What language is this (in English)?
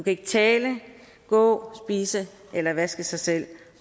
Danish